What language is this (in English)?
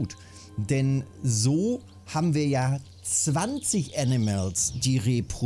German